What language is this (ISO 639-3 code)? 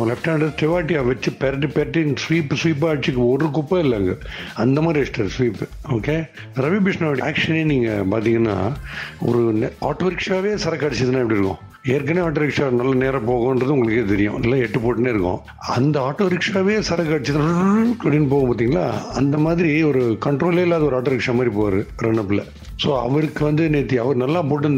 tam